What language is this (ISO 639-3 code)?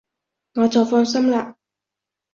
yue